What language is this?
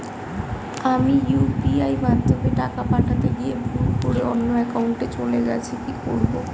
Bangla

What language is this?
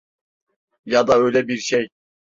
Turkish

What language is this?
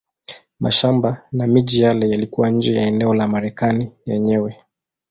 Swahili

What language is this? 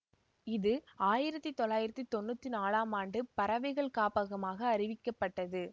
Tamil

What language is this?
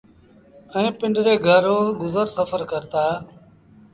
Sindhi Bhil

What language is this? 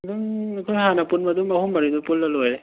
Manipuri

